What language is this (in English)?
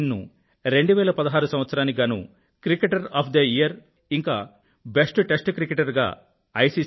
Telugu